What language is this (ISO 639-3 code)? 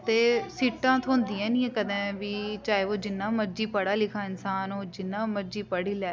doi